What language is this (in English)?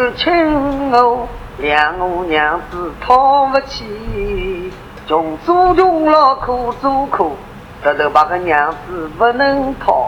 Chinese